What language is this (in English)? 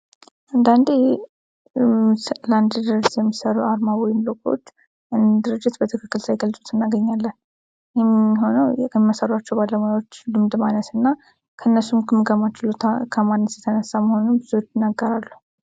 Amharic